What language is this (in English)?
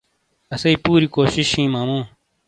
Shina